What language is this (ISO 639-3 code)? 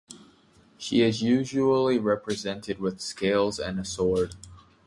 eng